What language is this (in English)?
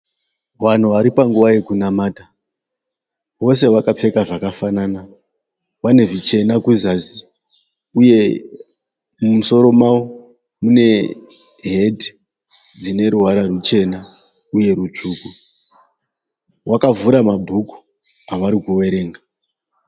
Shona